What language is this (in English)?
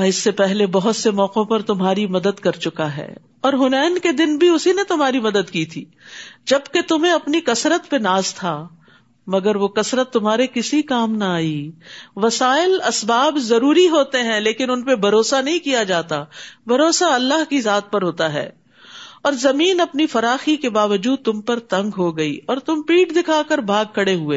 Urdu